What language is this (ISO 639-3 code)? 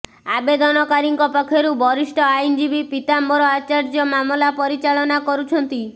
ori